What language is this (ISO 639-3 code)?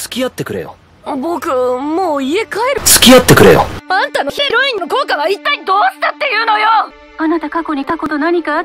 jpn